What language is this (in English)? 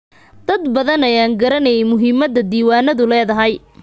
Somali